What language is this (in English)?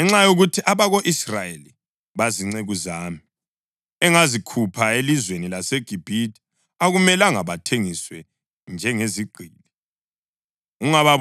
North Ndebele